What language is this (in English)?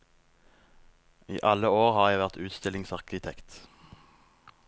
Norwegian